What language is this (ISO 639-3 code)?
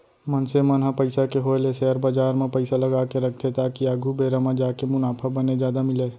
hne